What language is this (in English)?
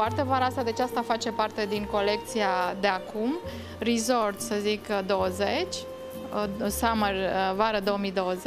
Romanian